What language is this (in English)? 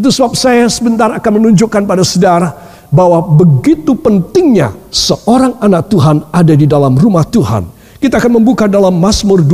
Indonesian